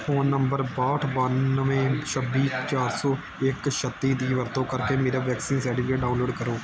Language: Punjabi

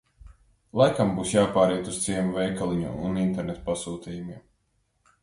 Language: Latvian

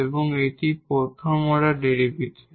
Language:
Bangla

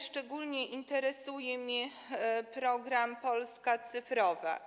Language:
Polish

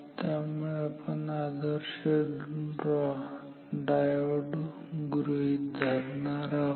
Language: Marathi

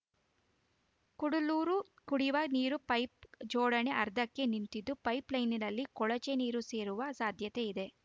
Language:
Kannada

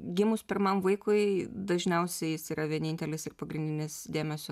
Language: Lithuanian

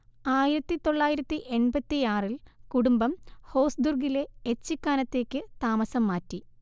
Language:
Malayalam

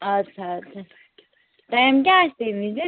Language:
Kashmiri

